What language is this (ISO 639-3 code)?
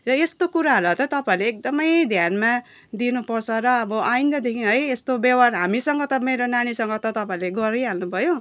nep